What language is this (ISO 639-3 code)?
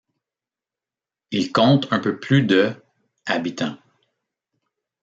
fra